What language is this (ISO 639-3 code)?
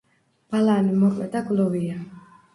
kat